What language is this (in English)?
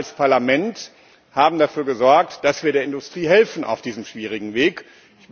German